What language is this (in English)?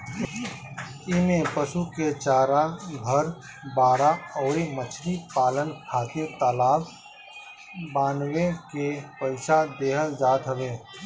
Bhojpuri